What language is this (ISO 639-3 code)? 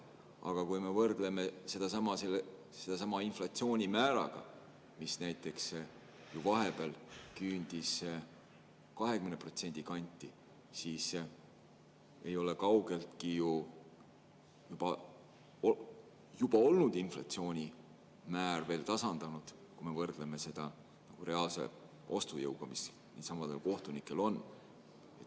est